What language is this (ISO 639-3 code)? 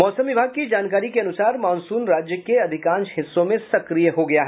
hin